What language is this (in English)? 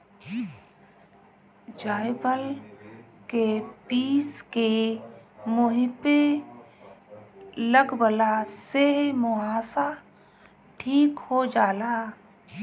Bhojpuri